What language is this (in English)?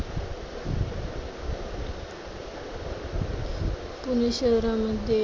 Marathi